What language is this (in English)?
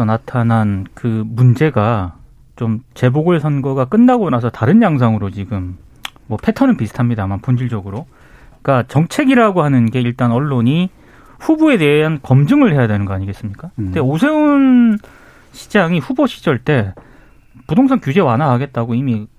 Korean